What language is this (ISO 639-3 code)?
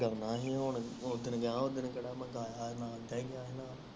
pan